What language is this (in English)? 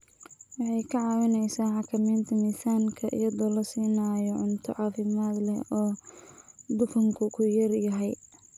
Somali